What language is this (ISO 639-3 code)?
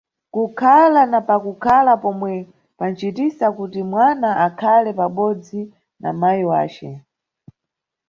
nyu